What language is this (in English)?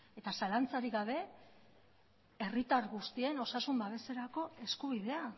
Basque